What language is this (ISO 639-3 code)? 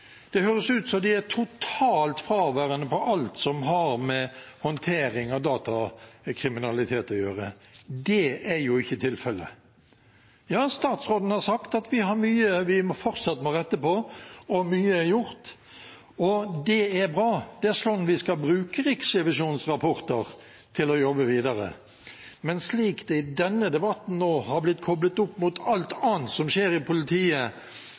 nob